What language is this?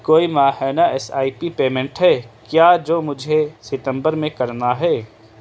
Urdu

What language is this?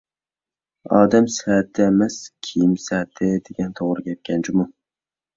Uyghur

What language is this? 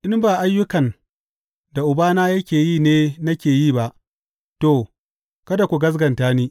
Hausa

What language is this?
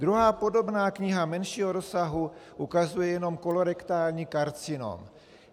Czech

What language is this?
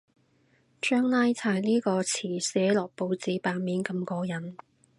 Cantonese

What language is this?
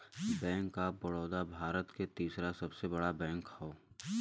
Bhojpuri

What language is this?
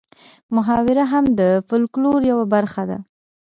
Pashto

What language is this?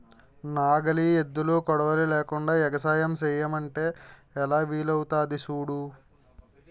Telugu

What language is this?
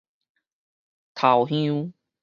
Min Nan Chinese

